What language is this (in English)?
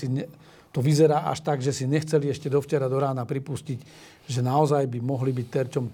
Slovak